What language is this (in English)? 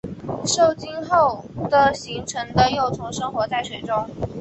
Chinese